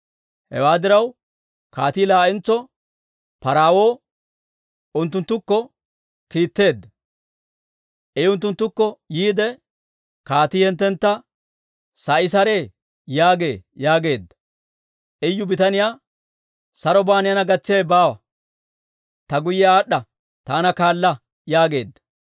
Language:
Dawro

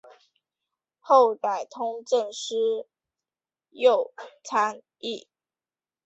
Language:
Chinese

